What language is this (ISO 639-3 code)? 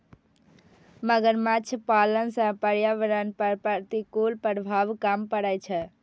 mai